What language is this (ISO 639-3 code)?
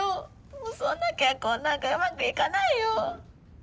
jpn